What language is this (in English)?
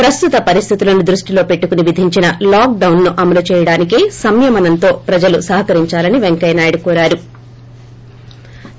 Telugu